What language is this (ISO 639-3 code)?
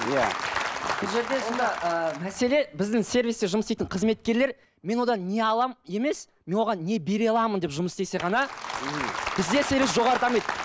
kaz